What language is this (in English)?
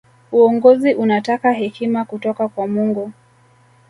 Swahili